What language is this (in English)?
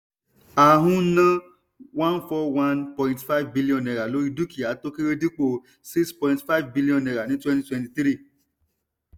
Yoruba